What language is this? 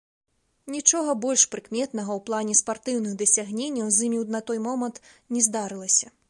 Belarusian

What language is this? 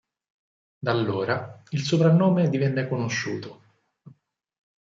Italian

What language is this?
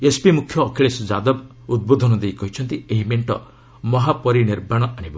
Odia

